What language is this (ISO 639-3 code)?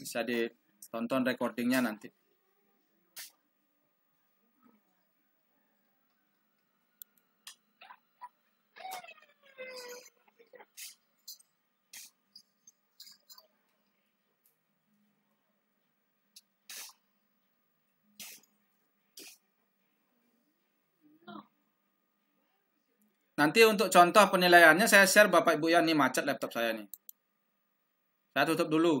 ind